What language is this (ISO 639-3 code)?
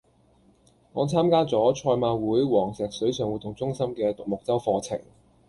yue